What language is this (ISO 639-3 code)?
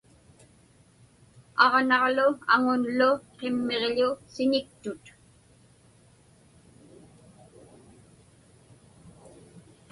ipk